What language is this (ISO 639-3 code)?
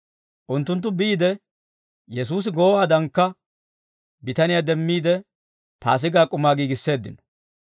dwr